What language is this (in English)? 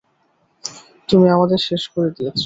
Bangla